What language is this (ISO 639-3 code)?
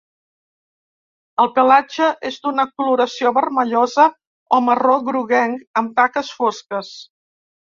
cat